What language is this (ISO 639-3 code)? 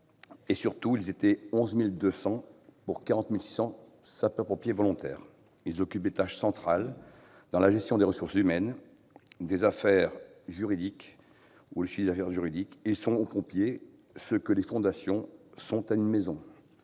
fra